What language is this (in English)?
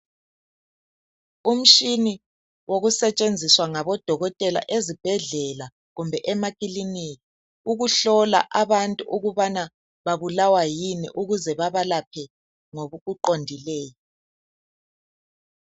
North Ndebele